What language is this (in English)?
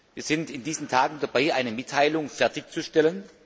German